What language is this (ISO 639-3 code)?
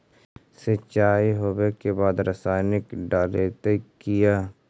mag